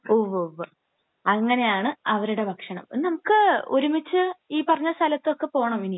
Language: Malayalam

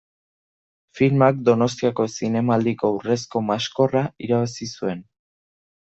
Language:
Basque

